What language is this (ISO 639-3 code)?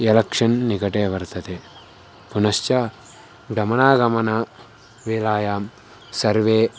san